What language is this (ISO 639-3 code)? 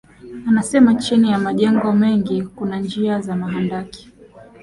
swa